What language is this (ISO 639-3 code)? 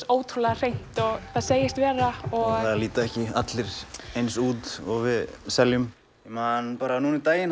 isl